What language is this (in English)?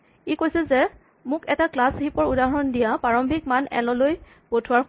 Assamese